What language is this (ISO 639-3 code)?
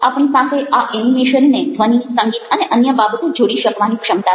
guj